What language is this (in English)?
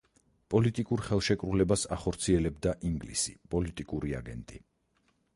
Georgian